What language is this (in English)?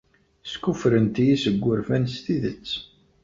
Kabyle